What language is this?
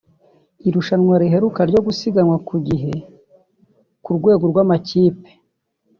Kinyarwanda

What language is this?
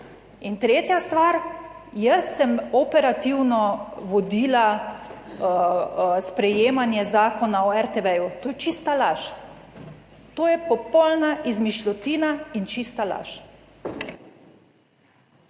Slovenian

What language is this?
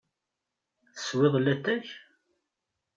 Kabyle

